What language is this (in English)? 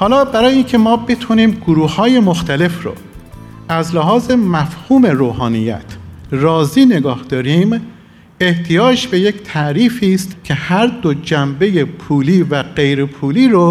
Persian